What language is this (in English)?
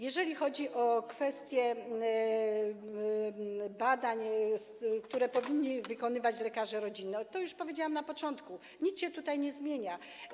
Polish